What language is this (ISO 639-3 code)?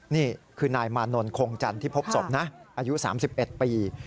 tha